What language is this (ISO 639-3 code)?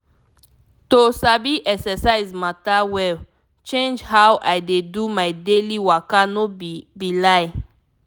pcm